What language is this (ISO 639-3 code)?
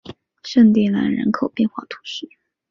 zho